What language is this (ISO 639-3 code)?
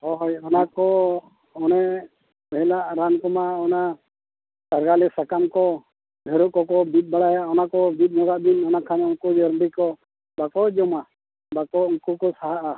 sat